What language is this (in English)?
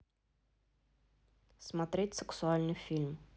Russian